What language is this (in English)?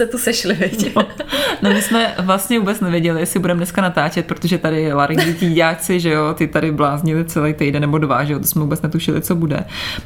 Czech